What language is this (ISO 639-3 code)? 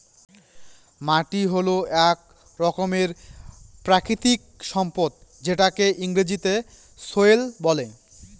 ben